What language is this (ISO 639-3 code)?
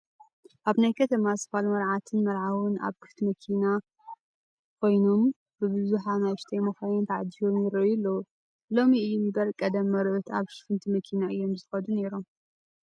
tir